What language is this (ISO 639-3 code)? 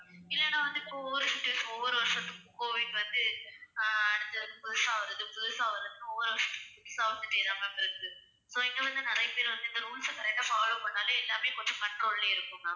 tam